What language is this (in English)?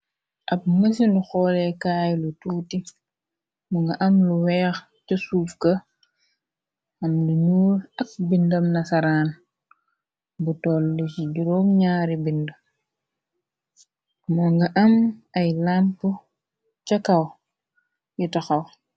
Wolof